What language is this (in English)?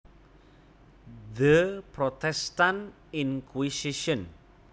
Javanese